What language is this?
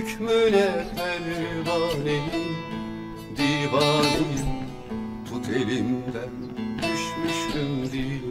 Turkish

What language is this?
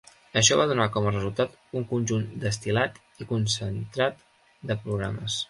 Catalan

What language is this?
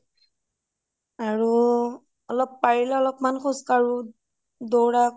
Assamese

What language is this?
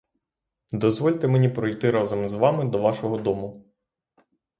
Ukrainian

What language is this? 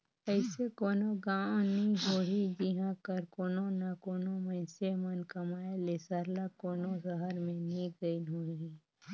Chhattisgarhi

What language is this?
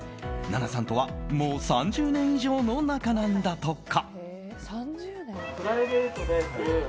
Japanese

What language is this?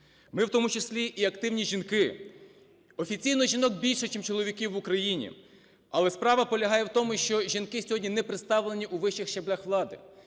Ukrainian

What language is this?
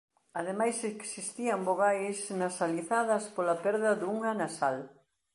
Galician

